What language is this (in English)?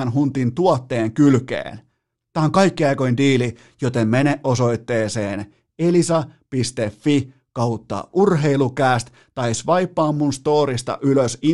Finnish